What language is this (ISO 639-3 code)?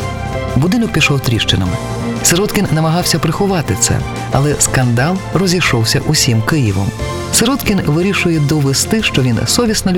ukr